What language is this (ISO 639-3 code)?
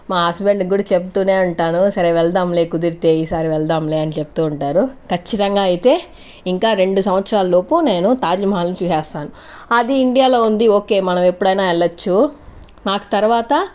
tel